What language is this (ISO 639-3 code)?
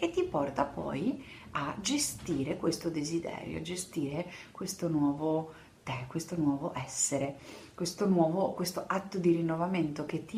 ita